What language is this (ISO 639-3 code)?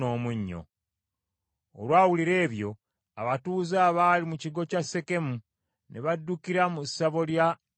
lug